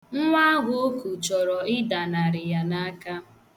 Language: Igbo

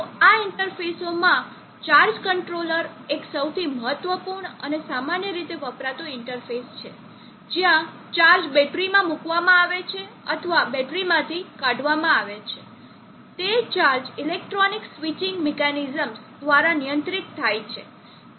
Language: Gujarati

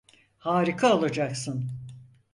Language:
Turkish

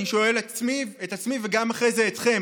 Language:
Hebrew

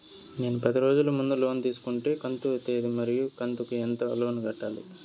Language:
Telugu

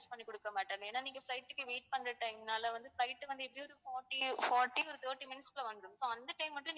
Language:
Tamil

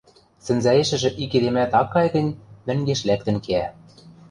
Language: Western Mari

